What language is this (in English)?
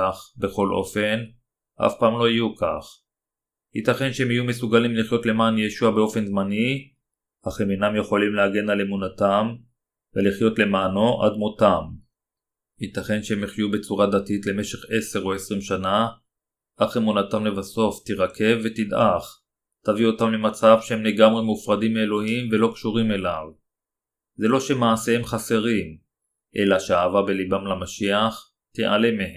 Hebrew